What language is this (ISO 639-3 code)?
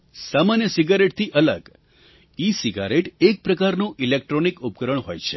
guj